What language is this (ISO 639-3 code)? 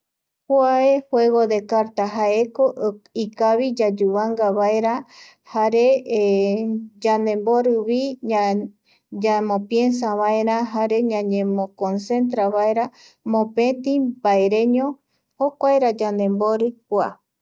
gui